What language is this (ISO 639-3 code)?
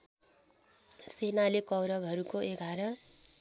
nep